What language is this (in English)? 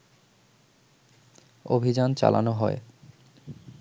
Bangla